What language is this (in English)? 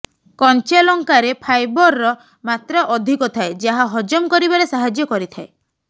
Odia